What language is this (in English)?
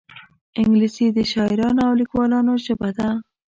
Pashto